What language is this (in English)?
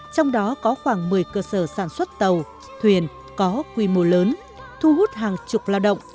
Vietnamese